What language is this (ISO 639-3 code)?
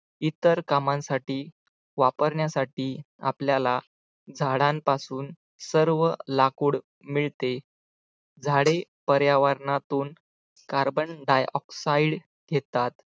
mar